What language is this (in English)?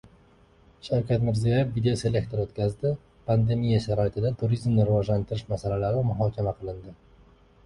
Uzbek